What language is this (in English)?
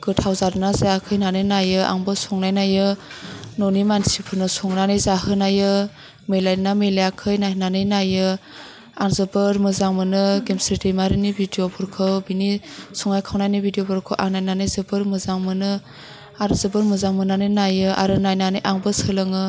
Bodo